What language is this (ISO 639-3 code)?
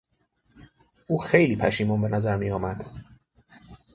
fas